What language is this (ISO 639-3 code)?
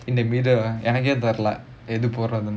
eng